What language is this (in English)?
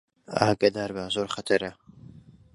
Central Kurdish